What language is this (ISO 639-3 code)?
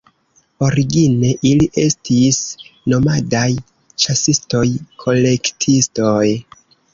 epo